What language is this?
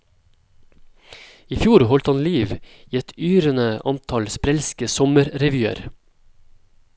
Norwegian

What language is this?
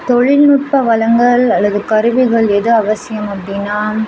Tamil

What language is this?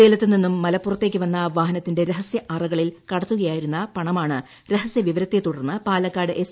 Malayalam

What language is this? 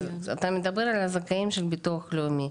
Hebrew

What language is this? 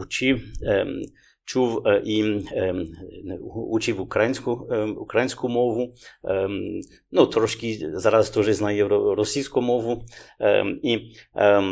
Ukrainian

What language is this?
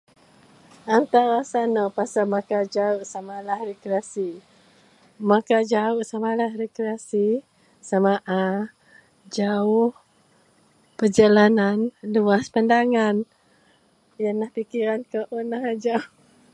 Central Melanau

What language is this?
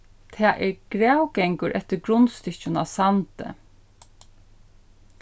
Faroese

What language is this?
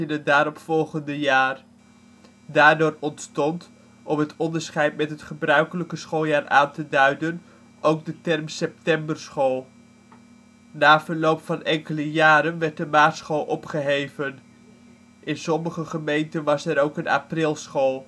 Dutch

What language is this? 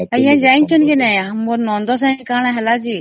Odia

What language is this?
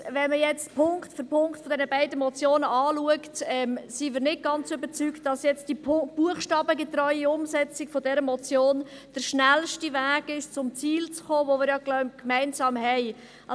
Swiss German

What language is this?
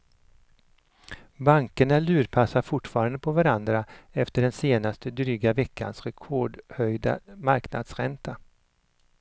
Swedish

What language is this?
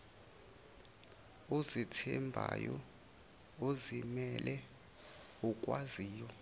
Zulu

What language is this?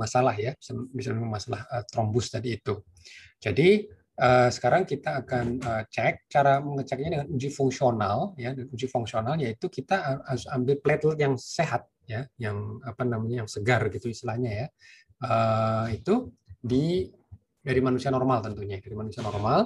Indonesian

